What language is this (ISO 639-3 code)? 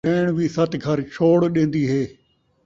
skr